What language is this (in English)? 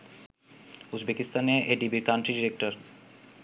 Bangla